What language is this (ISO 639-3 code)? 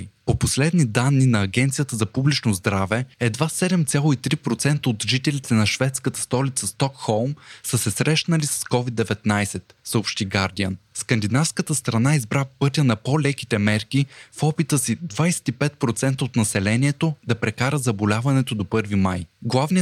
bul